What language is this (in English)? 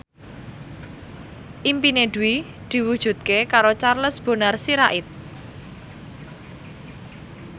Javanese